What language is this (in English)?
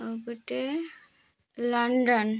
Odia